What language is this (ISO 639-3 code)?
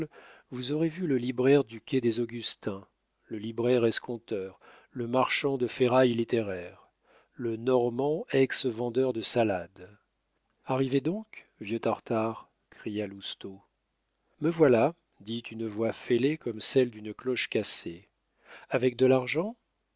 fra